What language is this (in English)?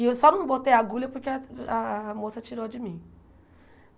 Portuguese